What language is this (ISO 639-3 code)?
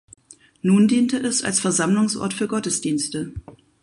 deu